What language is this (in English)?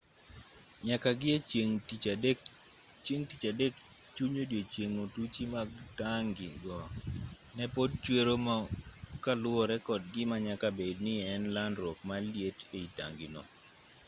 Luo (Kenya and Tanzania)